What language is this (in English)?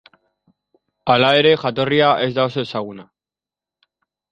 Basque